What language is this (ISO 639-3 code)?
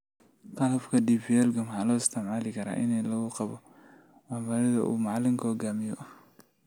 som